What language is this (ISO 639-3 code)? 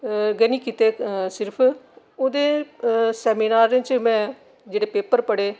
doi